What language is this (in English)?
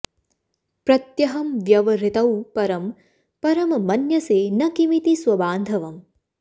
Sanskrit